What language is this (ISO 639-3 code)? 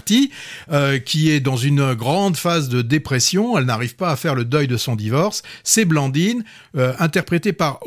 fra